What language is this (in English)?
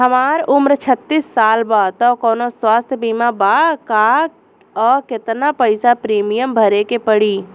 Bhojpuri